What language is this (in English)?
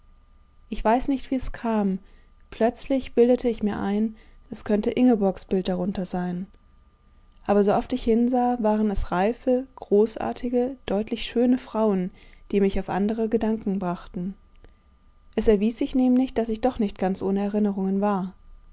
German